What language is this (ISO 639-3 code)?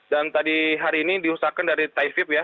ind